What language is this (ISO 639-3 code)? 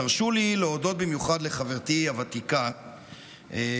heb